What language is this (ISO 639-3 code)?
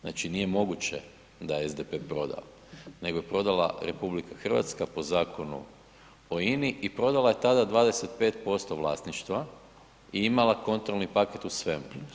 hrv